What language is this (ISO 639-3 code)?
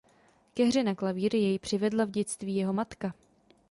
ces